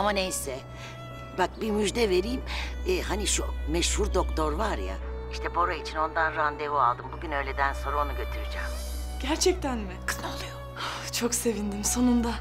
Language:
Turkish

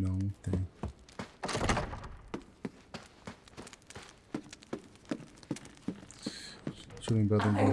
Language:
Portuguese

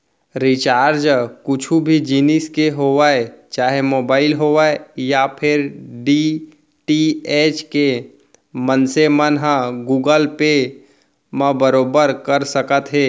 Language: Chhattisgarhi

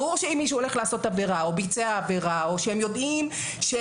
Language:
Hebrew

